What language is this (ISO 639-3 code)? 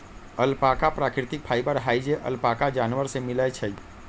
mag